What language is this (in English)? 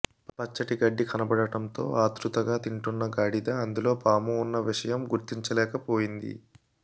Telugu